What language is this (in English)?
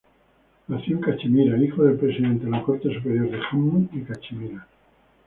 Spanish